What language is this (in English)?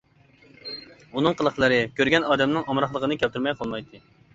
Uyghur